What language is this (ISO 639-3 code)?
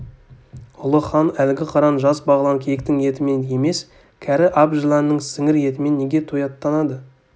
kaz